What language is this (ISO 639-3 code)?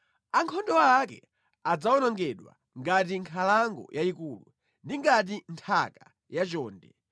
nya